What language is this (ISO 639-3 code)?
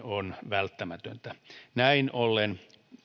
fin